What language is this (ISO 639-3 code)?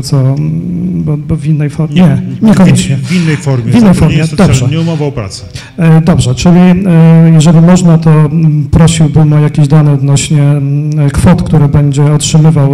pol